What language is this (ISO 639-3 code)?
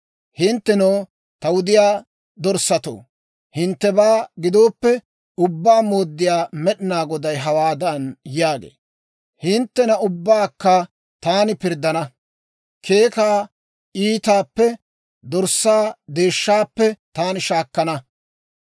dwr